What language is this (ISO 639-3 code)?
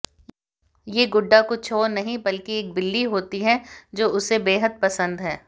hin